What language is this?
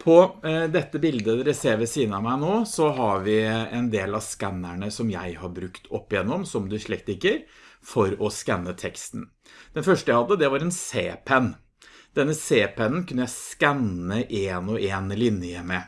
Norwegian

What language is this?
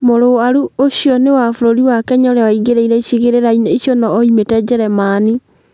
Kikuyu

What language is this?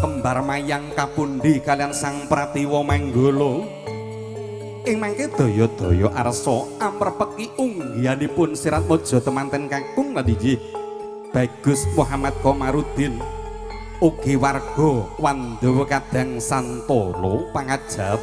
Indonesian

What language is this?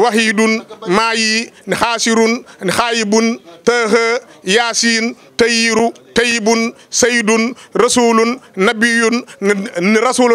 French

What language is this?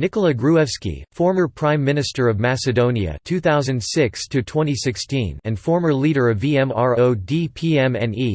English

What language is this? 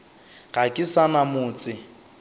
Northern Sotho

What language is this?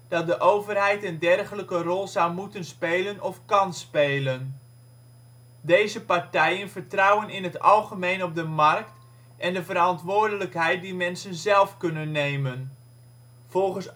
Dutch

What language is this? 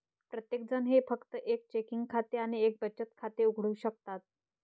Marathi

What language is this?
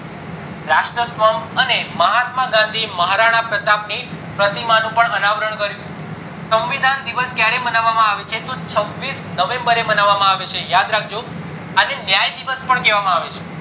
Gujarati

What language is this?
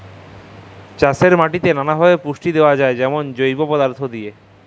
Bangla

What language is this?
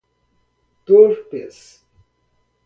Portuguese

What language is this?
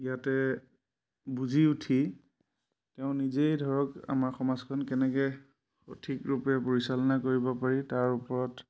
Assamese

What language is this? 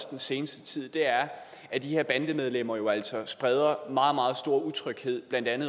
Danish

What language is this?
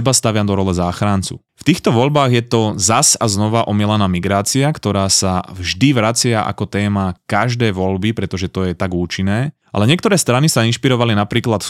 Slovak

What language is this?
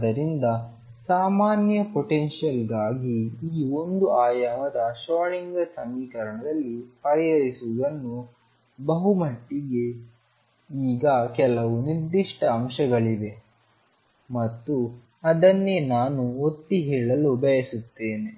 Kannada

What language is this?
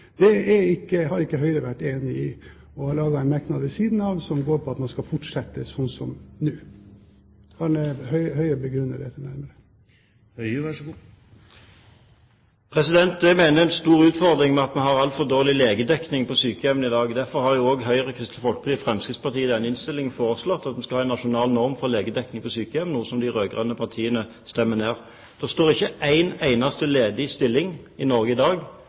Norwegian Bokmål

